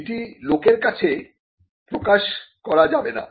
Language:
Bangla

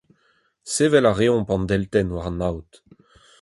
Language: Breton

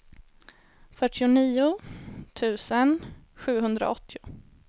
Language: Swedish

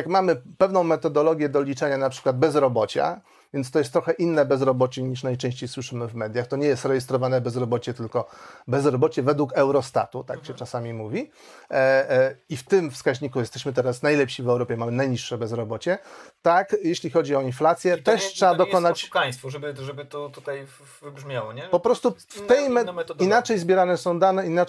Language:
Polish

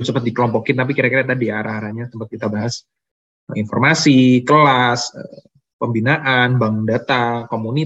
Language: Indonesian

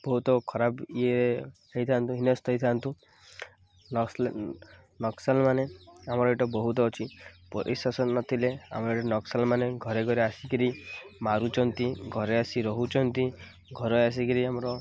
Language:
Odia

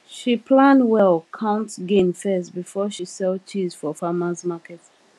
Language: Nigerian Pidgin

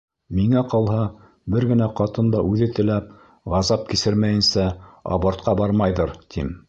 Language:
Bashkir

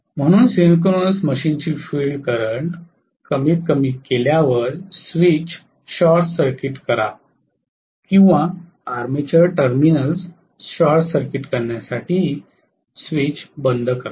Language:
Marathi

